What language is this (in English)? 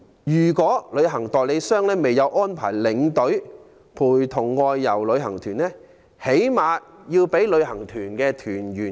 Cantonese